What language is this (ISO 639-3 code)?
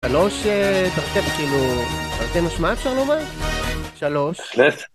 heb